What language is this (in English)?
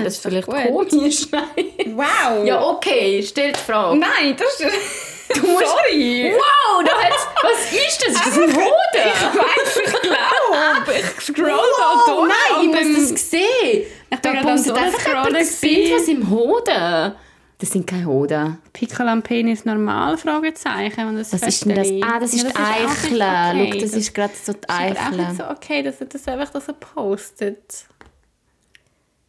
German